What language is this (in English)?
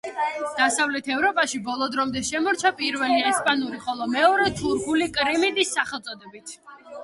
Georgian